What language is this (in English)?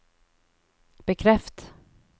Norwegian